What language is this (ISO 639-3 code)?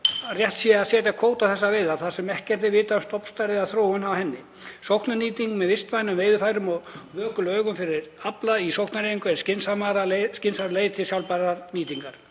isl